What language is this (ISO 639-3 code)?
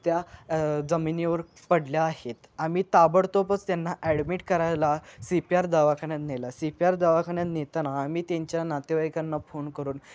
mar